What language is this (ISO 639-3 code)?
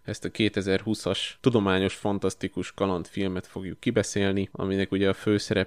hun